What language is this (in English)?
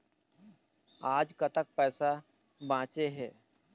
Chhattisgarhi